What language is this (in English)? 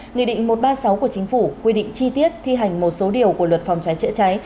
Vietnamese